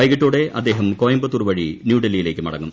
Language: Malayalam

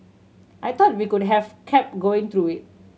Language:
English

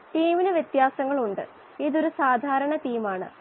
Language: Malayalam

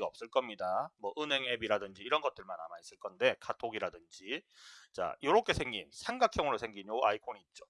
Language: Korean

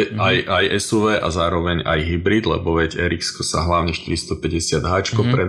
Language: Slovak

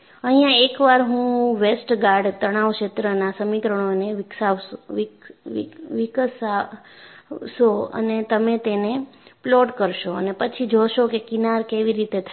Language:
Gujarati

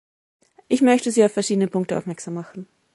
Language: German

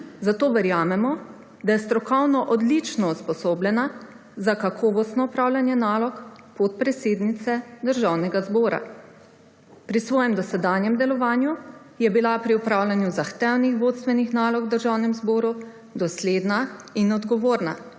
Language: Slovenian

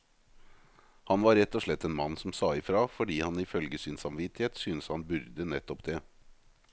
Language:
Norwegian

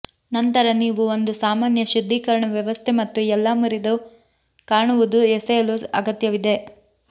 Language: Kannada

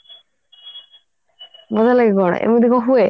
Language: Odia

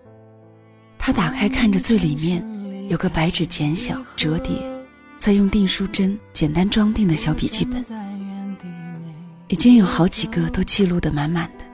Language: Chinese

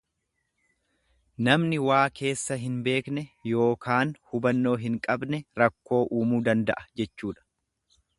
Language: Oromo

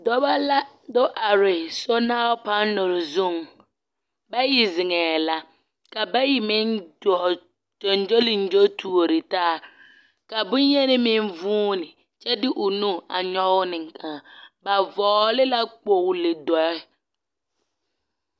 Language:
Southern Dagaare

